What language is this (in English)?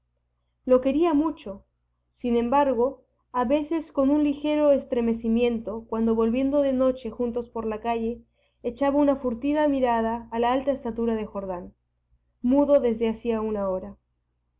Spanish